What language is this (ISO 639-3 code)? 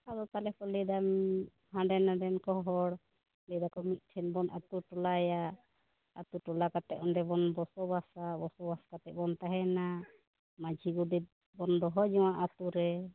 sat